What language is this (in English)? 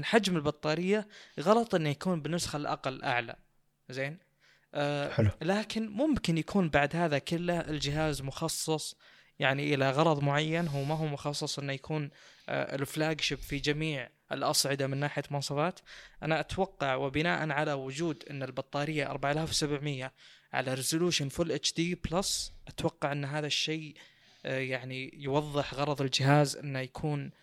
Arabic